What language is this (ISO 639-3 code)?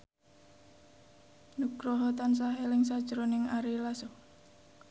jav